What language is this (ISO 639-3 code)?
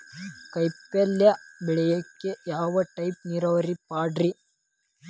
kan